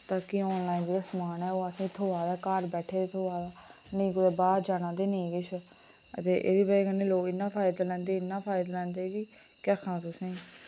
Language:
Dogri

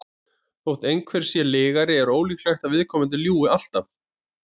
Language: Icelandic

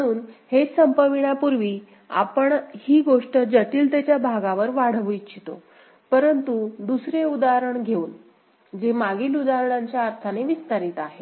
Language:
Marathi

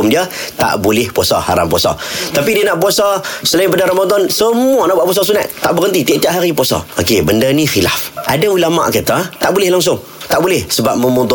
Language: Malay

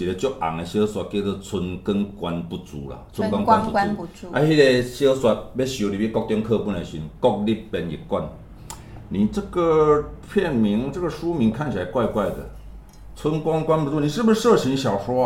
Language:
Chinese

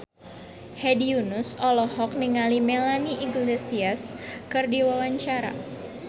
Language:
Sundanese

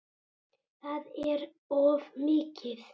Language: Icelandic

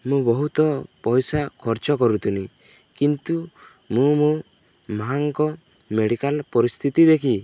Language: Odia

